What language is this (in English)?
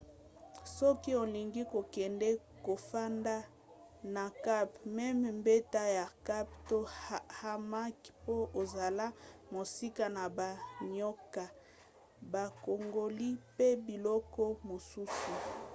Lingala